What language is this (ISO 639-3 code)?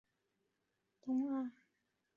zho